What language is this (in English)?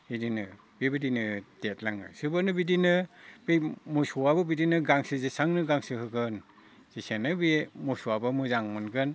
Bodo